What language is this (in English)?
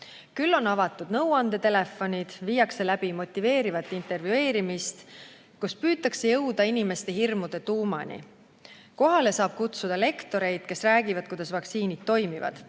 Estonian